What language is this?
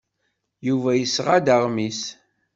Kabyle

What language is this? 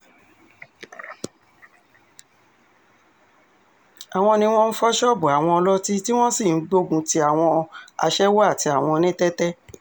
Yoruba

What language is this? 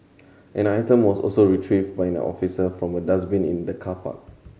English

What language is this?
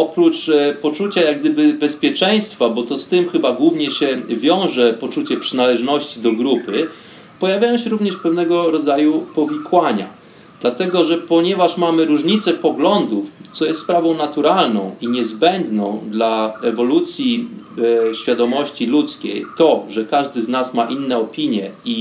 Polish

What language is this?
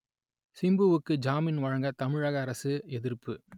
Tamil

